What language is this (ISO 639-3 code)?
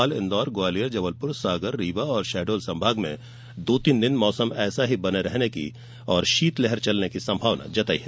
hin